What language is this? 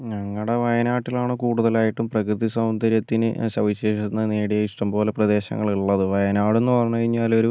Malayalam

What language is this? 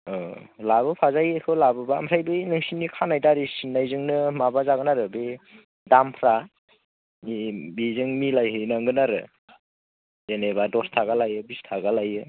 Bodo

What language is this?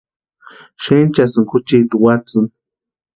Western Highland Purepecha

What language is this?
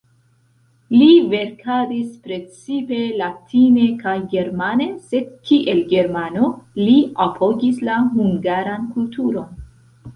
Esperanto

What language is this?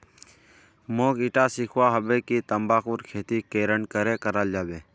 Magahi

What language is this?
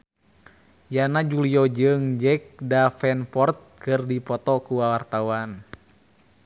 Sundanese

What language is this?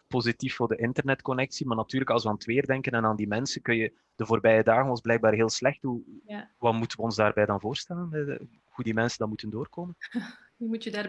Dutch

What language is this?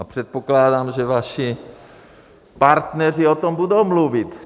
Czech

